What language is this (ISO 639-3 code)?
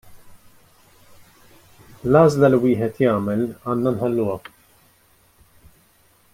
mlt